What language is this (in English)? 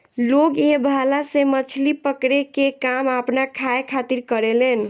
Bhojpuri